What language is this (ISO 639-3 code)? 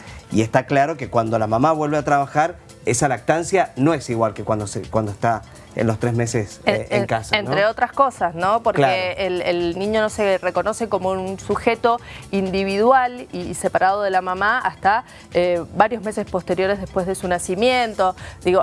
spa